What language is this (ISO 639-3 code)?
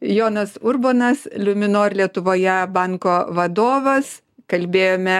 lit